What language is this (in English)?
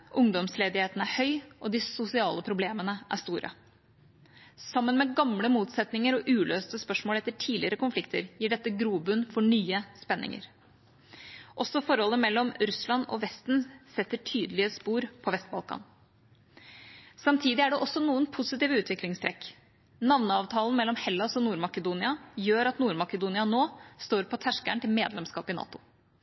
Norwegian Bokmål